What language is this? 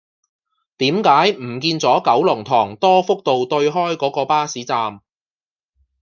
Cantonese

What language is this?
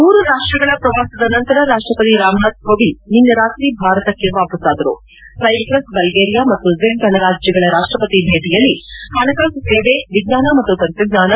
Kannada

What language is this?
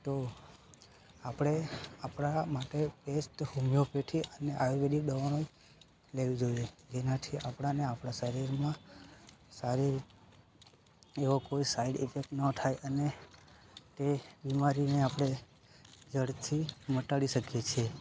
Gujarati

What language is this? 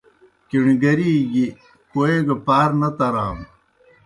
Kohistani Shina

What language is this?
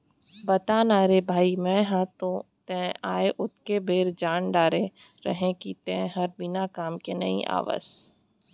Chhattisgarhi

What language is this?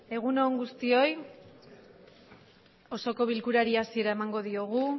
Basque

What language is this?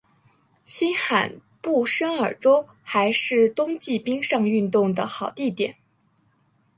Chinese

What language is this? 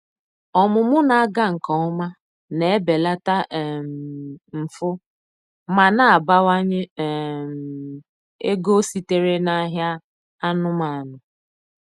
Igbo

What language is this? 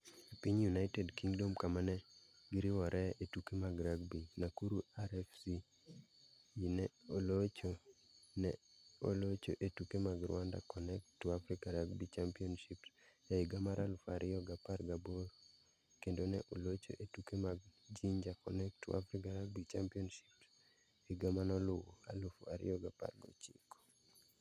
Luo (Kenya and Tanzania)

